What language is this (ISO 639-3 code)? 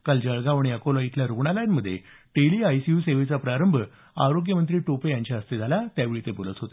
mar